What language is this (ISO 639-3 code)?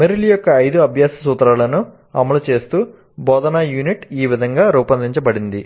tel